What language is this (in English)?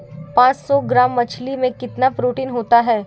Hindi